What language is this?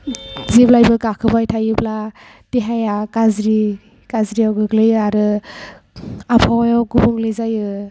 Bodo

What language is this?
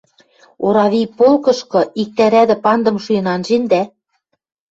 Western Mari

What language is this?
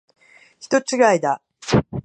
Japanese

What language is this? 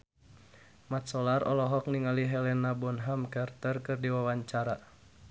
Sundanese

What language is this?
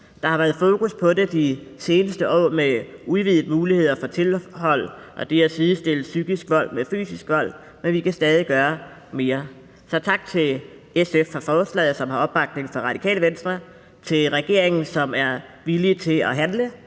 Danish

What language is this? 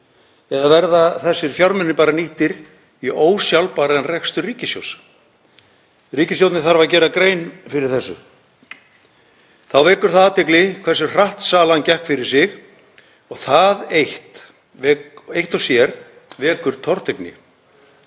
Icelandic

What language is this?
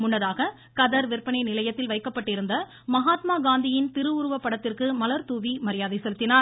Tamil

